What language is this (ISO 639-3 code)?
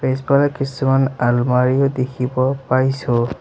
asm